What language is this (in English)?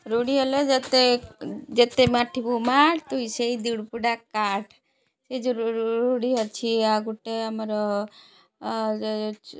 Odia